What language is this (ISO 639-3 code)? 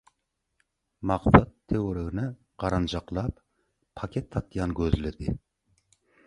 tuk